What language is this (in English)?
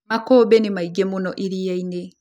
Kikuyu